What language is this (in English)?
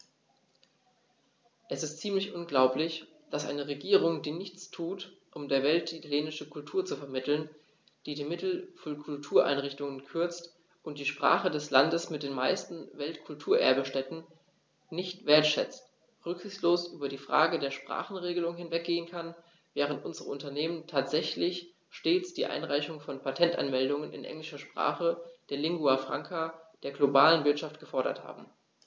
German